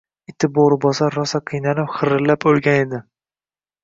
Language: Uzbek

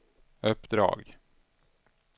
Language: Swedish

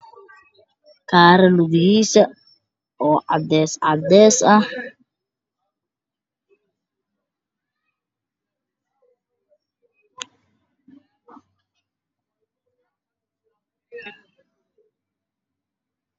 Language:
Somali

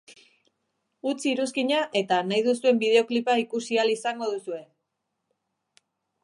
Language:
Basque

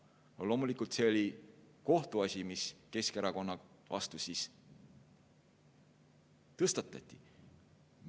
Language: Estonian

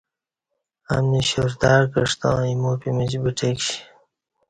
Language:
Kati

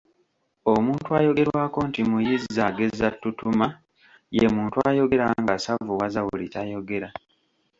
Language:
Ganda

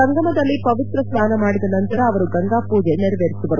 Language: Kannada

